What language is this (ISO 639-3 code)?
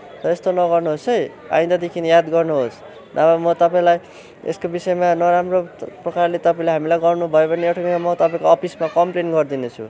nep